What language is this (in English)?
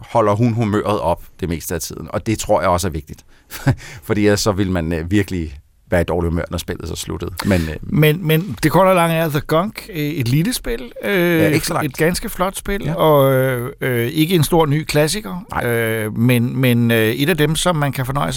Danish